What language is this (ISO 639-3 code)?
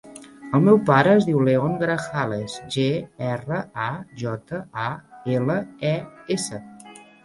cat